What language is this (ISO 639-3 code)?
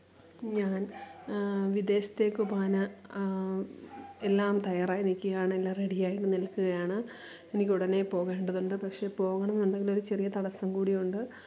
mal